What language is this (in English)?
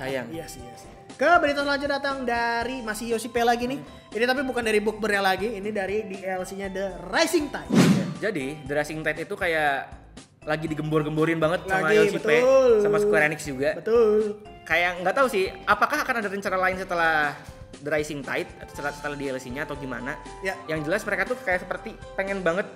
Indonesian